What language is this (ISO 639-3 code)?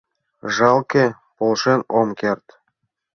chm